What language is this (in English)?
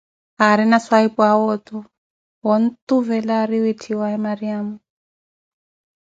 Koti